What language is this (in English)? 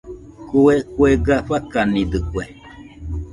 Nüpode Huitoto